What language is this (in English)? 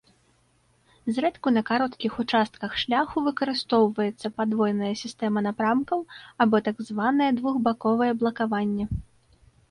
Belarusian